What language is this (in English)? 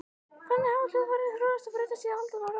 Icelandic